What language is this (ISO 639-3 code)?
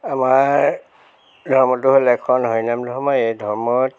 asm